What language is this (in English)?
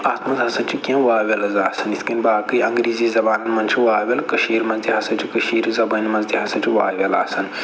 Kashmiri